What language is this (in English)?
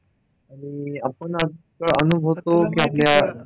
Marathi